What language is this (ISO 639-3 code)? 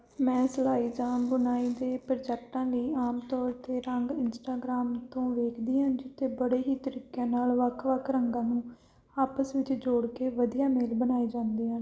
pan